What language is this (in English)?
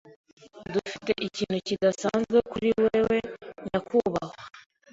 Kinyarwanda